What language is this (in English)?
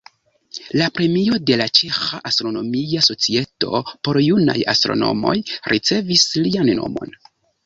Esperanto